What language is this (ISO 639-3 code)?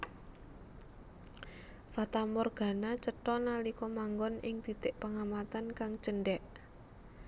jav